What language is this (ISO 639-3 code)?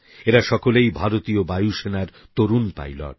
ben